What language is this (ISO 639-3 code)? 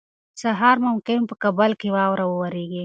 pus